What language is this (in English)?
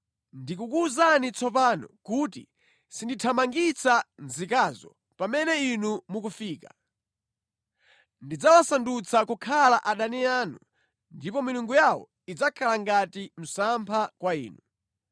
Nyanja